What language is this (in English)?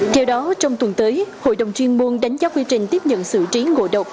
Vietnamese